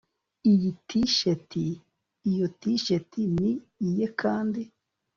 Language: Kinyarwanda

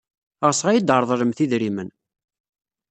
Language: Kabyle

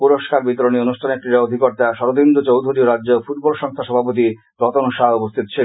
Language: Bangla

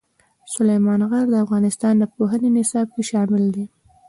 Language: Pashto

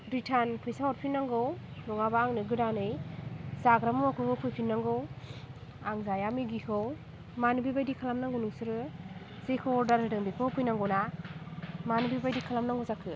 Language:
Bodo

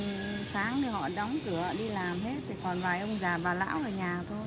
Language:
Vietnamese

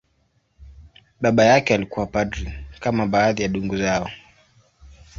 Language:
Swahili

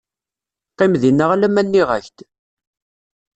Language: Kabyle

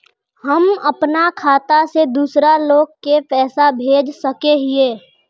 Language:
Magahi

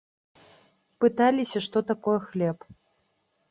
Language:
Belarusian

